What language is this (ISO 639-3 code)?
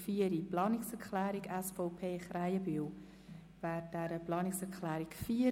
gsw